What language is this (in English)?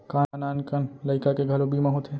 Chhattisgarhi